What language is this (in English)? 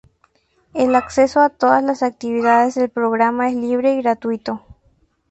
Spanish